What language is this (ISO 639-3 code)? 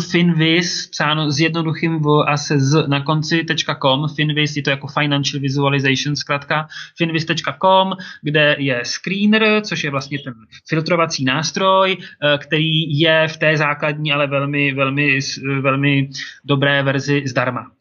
ces